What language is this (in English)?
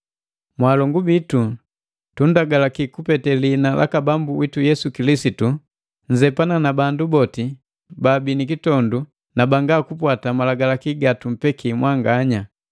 Matengo